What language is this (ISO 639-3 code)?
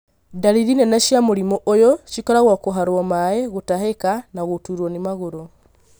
kik